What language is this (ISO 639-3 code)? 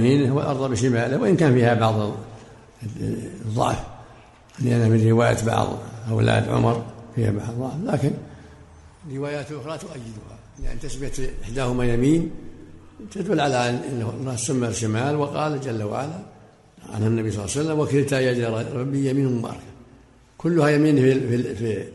ara